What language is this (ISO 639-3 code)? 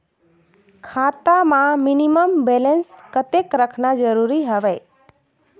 hne